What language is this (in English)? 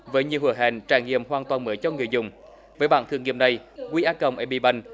Vietnamese